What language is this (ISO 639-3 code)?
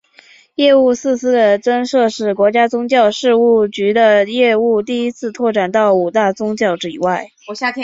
zho